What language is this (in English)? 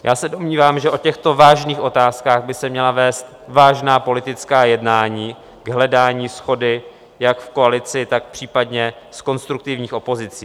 Czech